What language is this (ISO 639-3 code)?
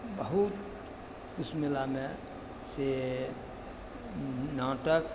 mai